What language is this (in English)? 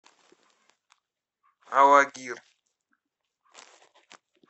Russian